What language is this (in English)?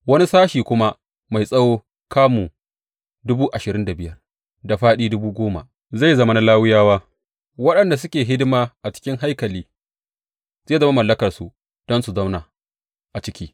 Hausa